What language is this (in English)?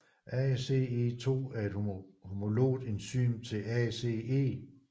Danish